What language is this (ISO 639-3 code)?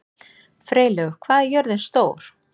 isl